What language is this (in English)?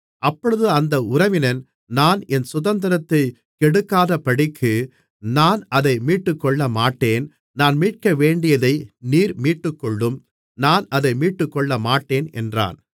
Tamil